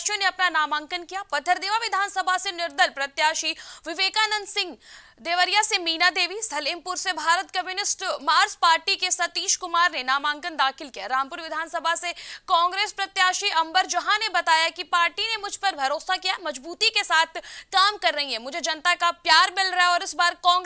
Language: Hindi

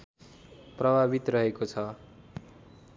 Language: Nepali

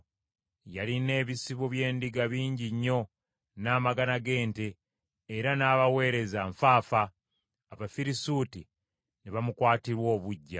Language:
Ganda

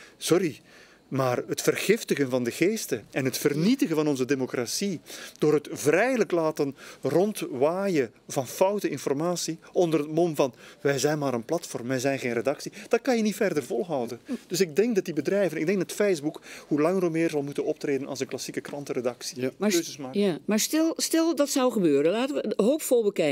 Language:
Dutch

